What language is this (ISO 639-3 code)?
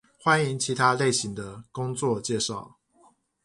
zho